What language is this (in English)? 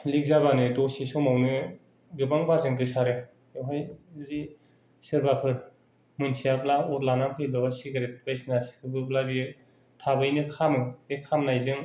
Bodo